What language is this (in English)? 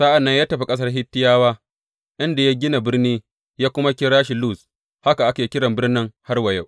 Hausa